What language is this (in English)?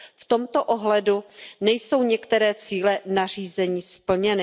Czech